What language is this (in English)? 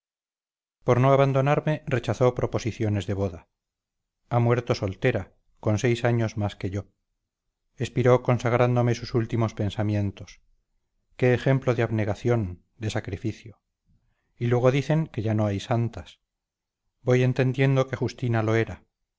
Spanish